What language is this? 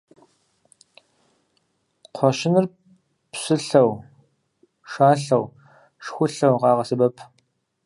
Kabardian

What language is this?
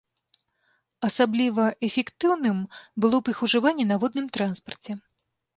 Belarusian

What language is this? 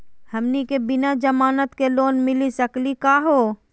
Magahi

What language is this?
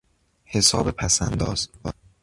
Persian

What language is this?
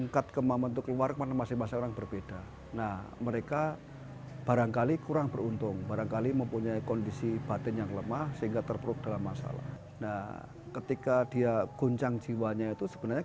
Indonesian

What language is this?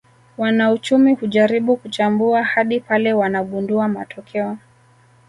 Swahili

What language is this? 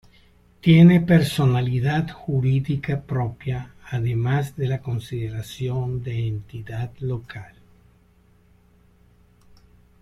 Spanish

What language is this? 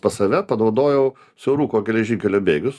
Lithuanian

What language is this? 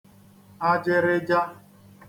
Igbo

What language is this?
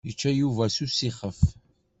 Kabyle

